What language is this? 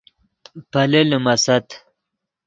Yidgha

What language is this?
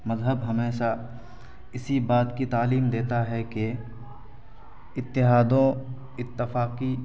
Urdu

